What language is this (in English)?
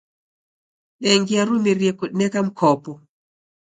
Taita